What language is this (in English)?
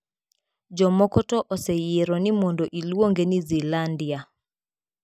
Luo (Kenya and Tanzania)